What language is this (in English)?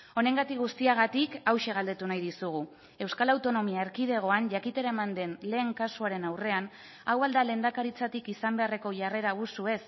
Basque